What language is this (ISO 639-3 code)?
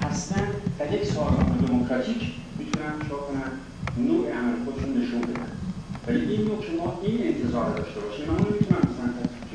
fas